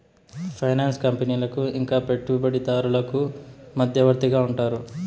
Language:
Telugu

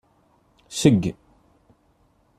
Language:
Kabyle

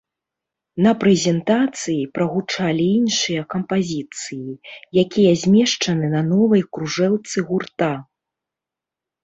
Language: Belarusian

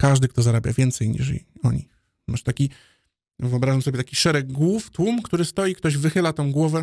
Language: Polish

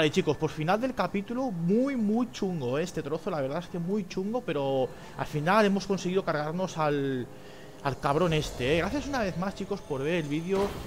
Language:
Spanish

